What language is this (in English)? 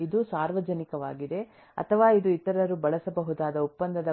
Kannada